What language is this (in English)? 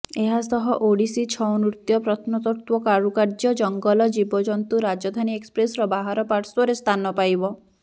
Odia